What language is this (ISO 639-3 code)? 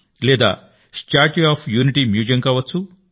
tel